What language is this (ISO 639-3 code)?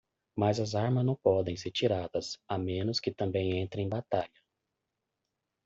por